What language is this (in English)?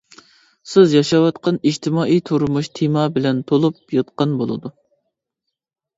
Uyghur